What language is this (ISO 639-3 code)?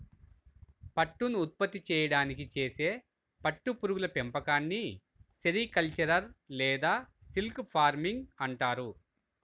tel